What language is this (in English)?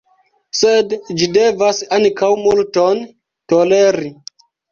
Esperanto